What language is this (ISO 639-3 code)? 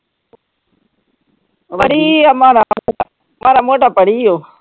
pan